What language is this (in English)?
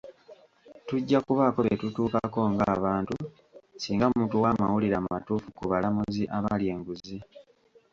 Ganda